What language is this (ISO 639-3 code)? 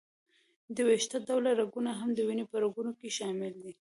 pus